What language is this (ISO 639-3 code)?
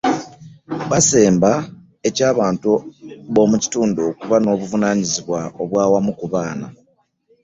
lug